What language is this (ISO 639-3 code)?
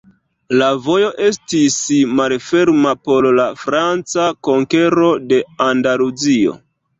epo